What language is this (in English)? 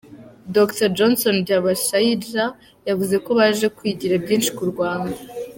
Kinyarwanda